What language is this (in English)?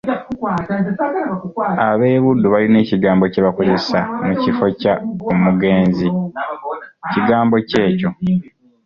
Ganda